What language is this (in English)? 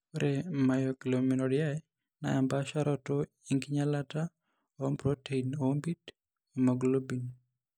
Masai